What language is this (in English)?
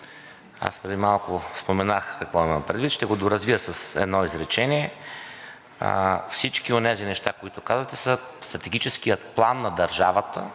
Bulgarian